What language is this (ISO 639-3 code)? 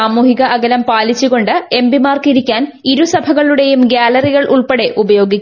mal